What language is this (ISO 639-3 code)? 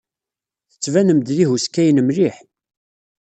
kab